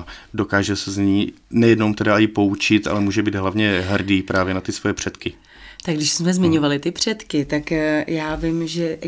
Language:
Czech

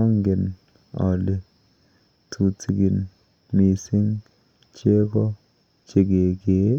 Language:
Kalenjin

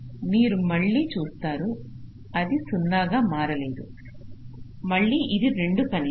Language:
Telugu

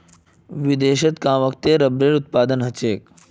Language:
Magahi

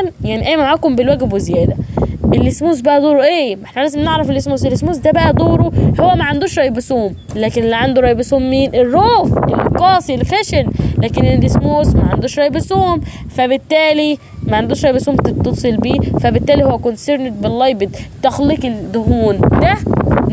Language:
Arabic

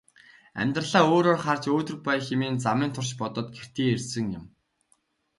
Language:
Mongolian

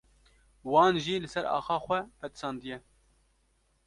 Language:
Kurdish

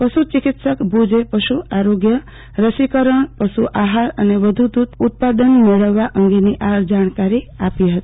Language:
Gujarati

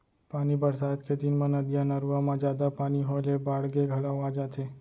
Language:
Chhattisgarhi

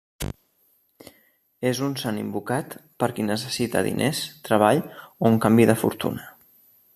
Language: Catalan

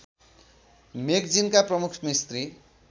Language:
Nepali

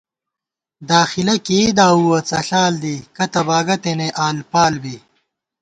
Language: Gawar-Bati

